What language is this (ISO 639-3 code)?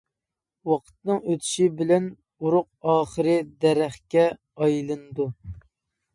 uig